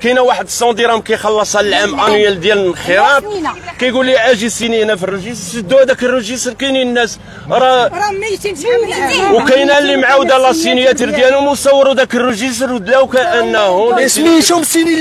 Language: Arabic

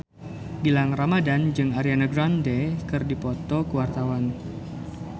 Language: Sundanese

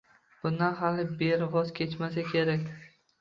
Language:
Uzbek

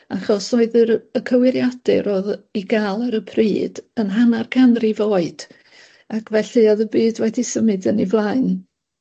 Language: Welsh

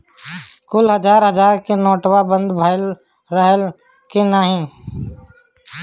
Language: Bhojpuri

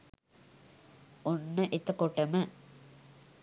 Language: Sinhala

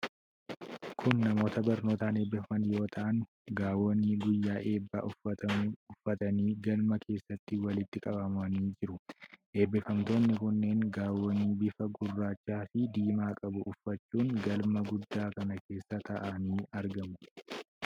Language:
Oromo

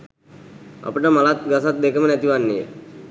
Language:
Sinhala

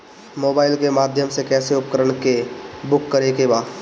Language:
Bhojpuri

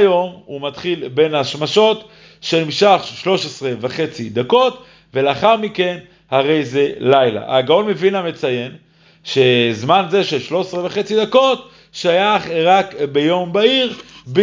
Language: Hebrew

